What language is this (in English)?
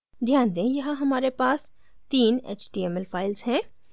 Hindi